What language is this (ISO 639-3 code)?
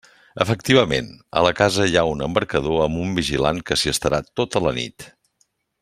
cat